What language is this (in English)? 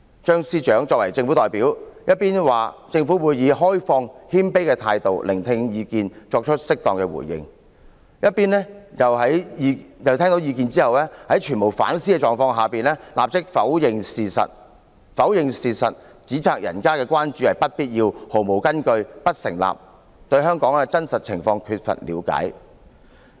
Cantonese